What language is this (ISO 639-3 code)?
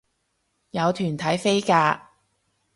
yue